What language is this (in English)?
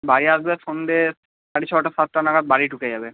Bangla